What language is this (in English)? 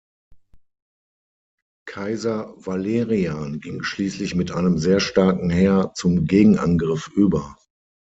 German